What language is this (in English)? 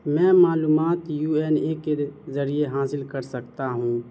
Urdu